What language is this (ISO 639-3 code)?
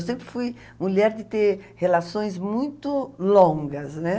por